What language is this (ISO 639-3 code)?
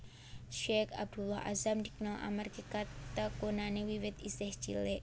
jav